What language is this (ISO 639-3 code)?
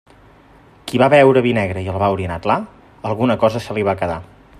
cat